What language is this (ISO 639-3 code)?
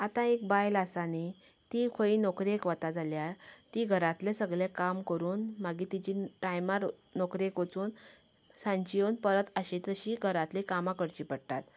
kok